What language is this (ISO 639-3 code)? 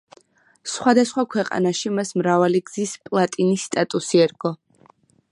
kat